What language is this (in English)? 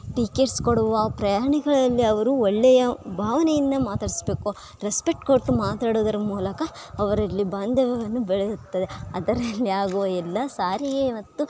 Kannada